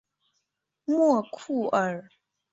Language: Chinese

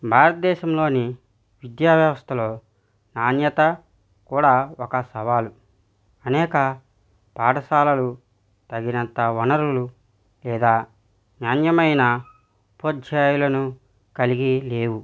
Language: Telugu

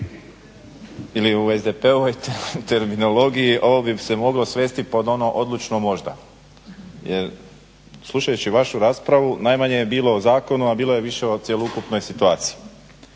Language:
Croatian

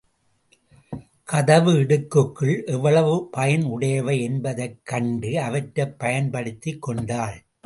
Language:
Tamil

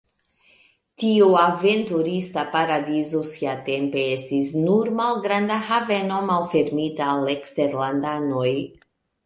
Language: Esperanto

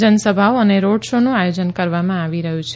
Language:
Gujarati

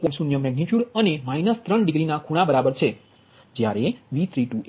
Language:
Gujarati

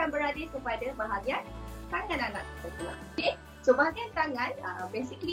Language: Malay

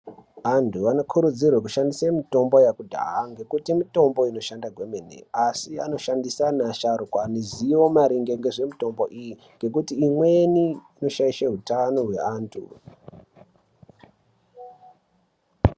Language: Ndau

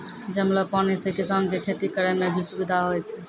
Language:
Maithili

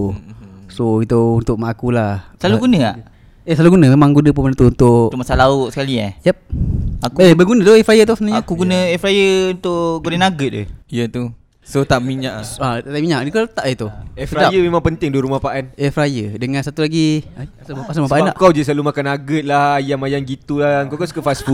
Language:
Malay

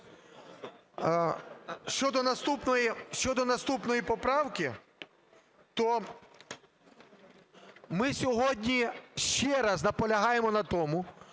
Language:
Ukrainian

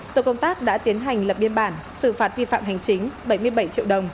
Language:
Vietnamese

